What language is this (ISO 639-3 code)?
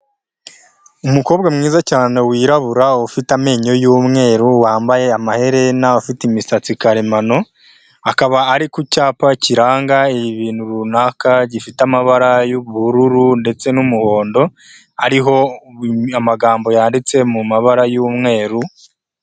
kin